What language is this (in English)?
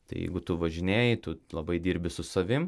Lithuanian